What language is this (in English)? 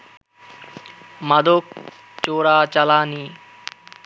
Bangla